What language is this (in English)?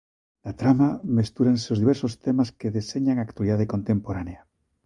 Galician